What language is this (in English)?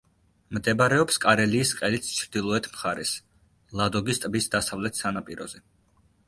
Georgian